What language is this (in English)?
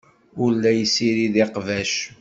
Kabyle